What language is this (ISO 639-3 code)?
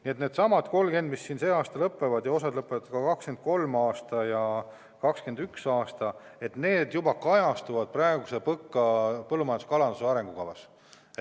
est